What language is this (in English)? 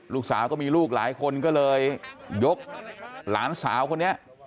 Thai